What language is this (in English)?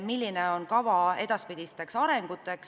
Estonian